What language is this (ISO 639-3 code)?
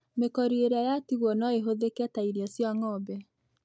kik